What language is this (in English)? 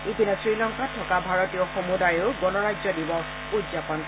Assamese